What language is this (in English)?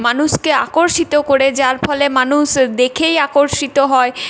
Bangla